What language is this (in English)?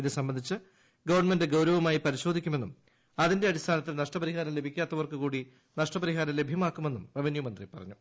Malayalam